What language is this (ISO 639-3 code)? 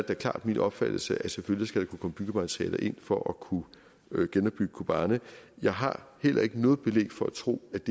dan